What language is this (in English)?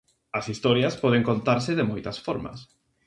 Galician